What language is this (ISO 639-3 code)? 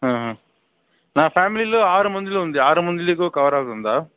tel